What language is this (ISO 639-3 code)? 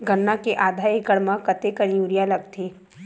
hne